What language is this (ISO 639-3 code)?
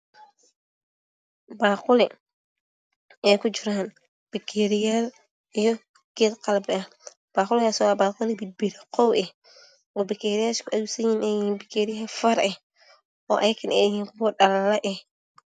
som